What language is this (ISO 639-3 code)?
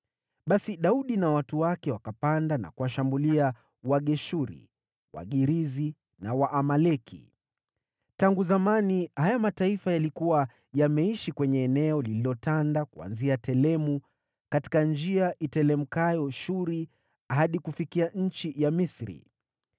swa